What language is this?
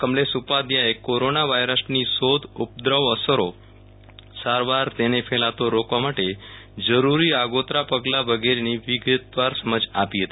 Gujarati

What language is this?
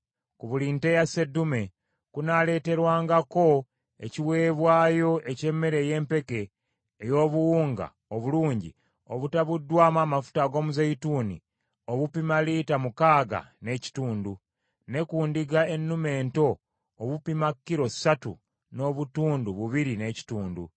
Ganda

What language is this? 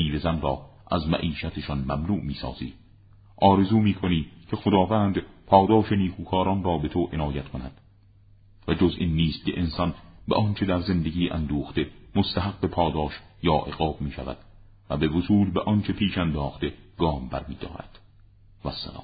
Persian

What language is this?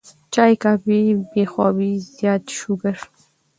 Pashto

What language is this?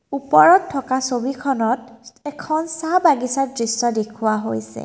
Assamese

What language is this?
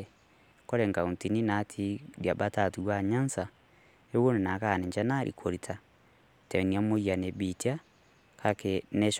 Masai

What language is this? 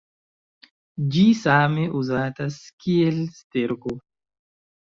Esperanto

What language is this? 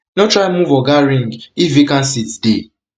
Nigerian Pidgin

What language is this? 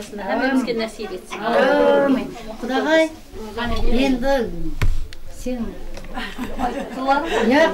Turkish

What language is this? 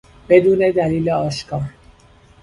Persian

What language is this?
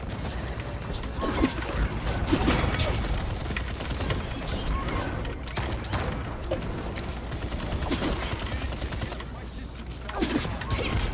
Portuguese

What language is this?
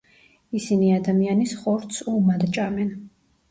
Georgian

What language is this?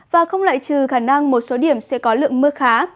Vietnamese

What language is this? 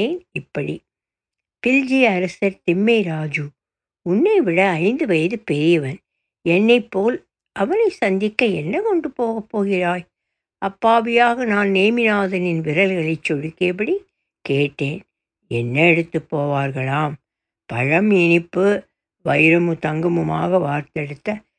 Tamil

